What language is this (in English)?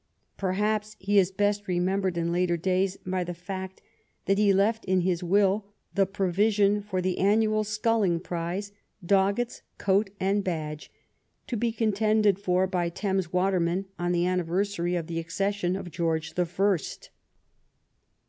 English